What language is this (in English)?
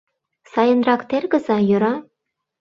Mari